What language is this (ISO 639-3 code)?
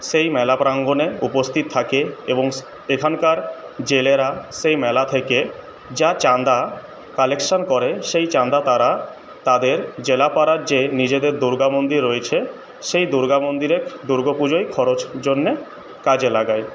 ben